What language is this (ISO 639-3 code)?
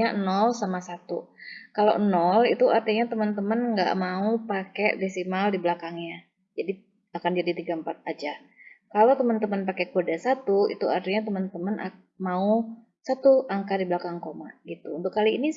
ind